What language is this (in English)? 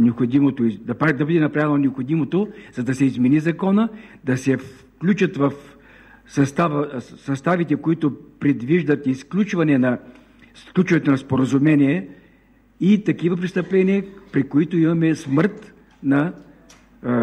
Bulgarian